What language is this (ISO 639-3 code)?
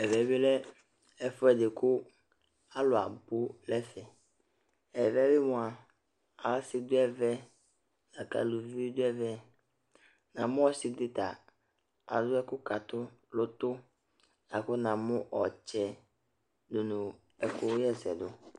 kpo